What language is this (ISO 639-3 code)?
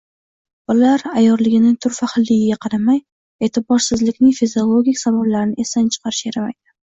uzb